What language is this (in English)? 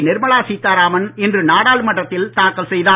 Tamil